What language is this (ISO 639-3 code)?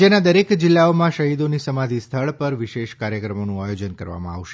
guj